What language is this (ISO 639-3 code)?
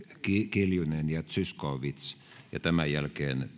fin